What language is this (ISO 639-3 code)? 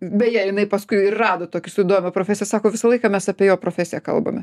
lit